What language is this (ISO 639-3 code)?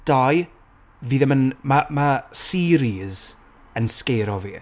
cym